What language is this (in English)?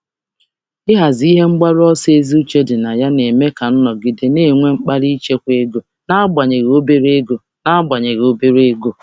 Igbo